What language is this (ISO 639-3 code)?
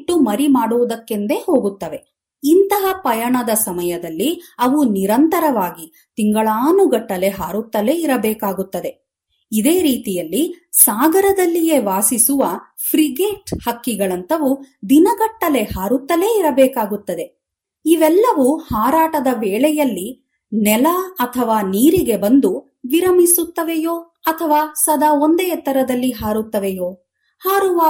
kan